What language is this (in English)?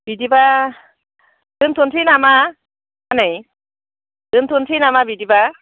Bodo